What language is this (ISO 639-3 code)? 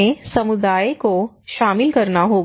hin